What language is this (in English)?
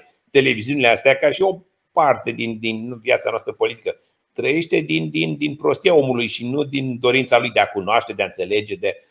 Romanian